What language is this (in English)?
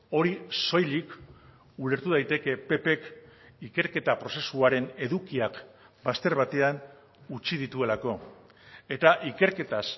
Basque